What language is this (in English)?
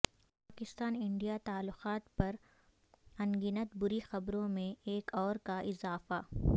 Urdu